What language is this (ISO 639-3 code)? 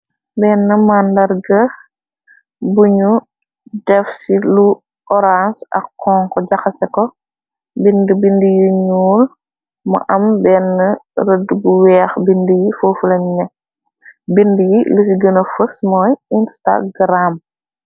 wol